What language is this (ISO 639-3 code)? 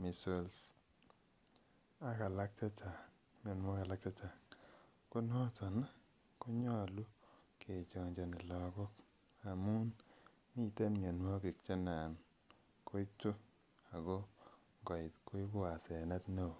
kln